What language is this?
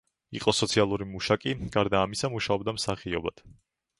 Georgian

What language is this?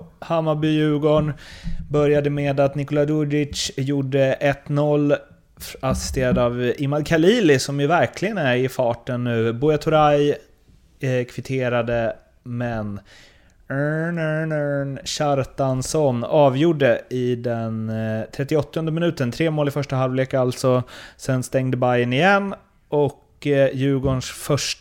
Swedish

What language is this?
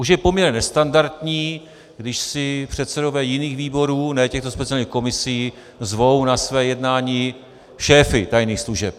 Czech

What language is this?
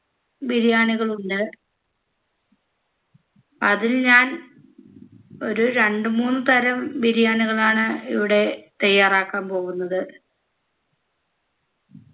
Malayalam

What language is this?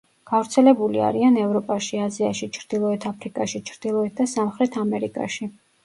Georgian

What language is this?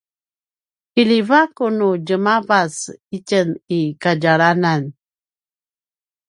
Paiwan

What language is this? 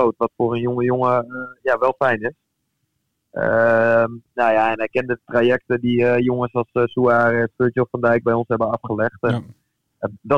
Dutch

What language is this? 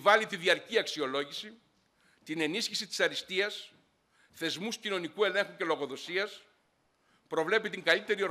Greek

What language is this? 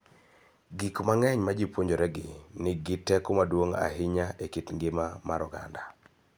Luo (Kenya and Tanzania)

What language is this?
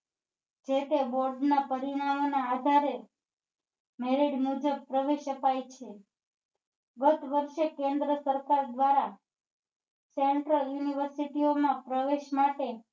Gujarati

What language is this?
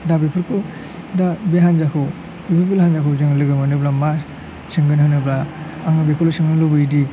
Bodo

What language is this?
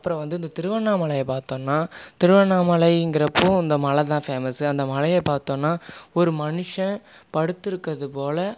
Tamil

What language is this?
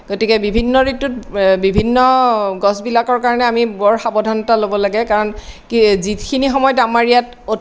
Assamese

